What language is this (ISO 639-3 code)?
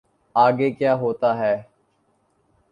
urd